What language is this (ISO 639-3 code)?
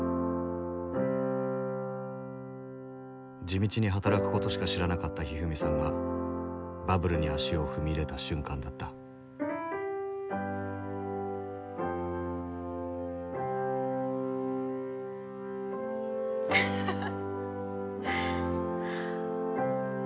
jpn